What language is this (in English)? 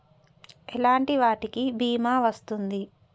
Telugu